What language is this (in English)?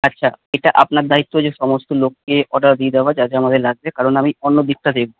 Bangla